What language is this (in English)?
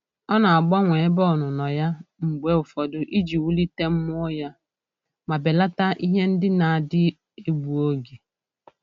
Igbo